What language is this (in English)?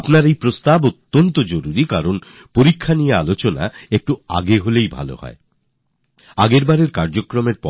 Bangla